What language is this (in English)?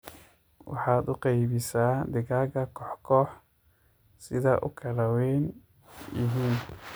Somali